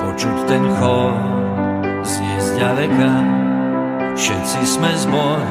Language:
Slovak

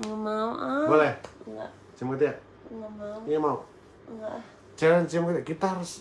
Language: Indonesian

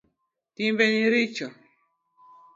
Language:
Luo (Kenya and Tanzania)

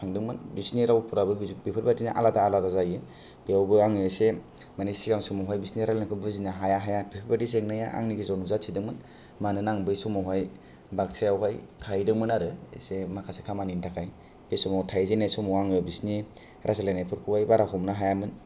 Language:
Bodo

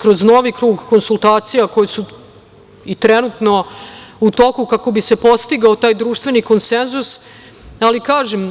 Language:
Serbian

